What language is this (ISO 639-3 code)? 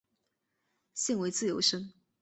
zho